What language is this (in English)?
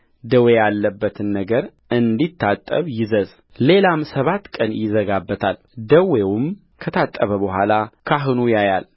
Amharic